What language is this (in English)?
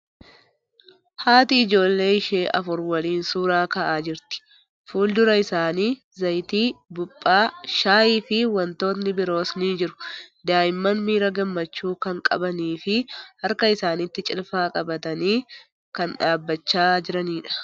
Oromo